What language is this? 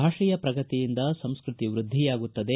Kannada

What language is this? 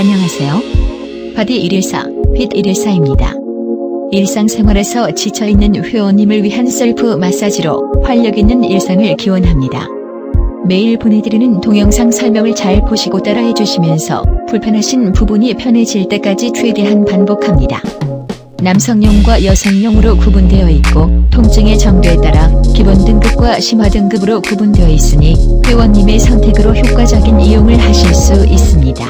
Korean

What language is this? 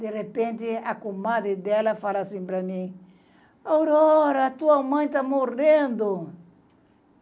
Portuguese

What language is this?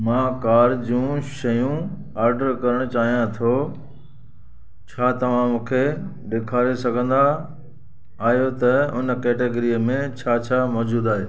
Sindhi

